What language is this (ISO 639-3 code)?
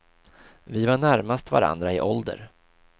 swe